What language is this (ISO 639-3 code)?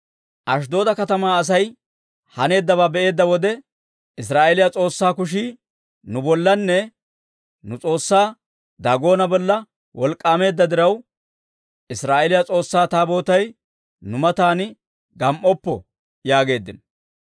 dwr